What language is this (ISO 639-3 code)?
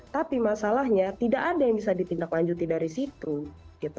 ind